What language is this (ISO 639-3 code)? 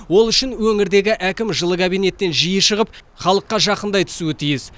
kaz